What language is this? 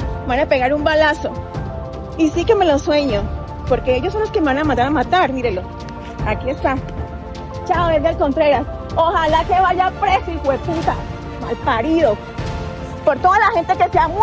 Spanish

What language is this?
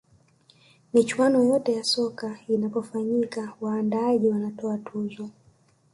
Swahili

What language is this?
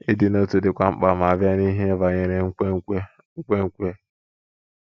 Igbo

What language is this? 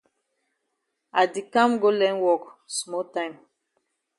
Cameroon Pidgin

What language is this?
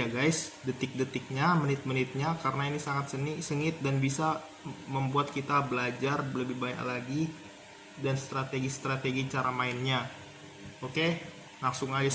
Indonesian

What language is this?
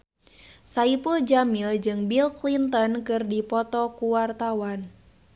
Sundanese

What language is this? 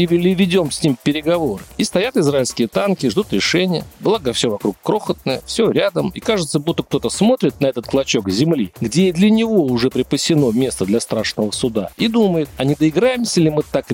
Russian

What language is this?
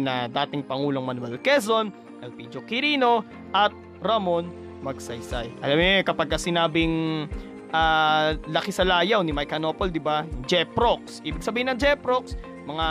Filipino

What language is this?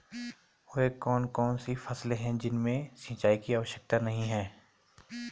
Hindi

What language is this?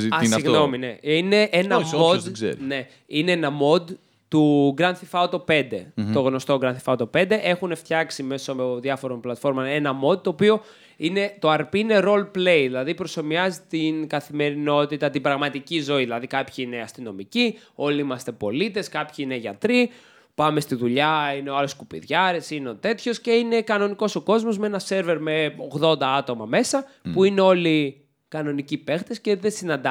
Greek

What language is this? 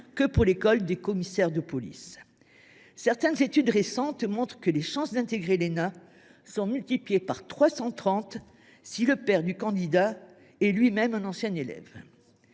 French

